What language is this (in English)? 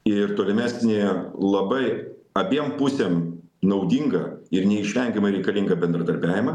Lithuanian